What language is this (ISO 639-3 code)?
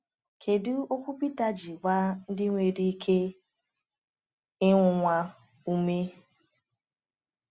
ibo